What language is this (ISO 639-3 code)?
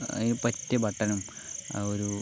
mal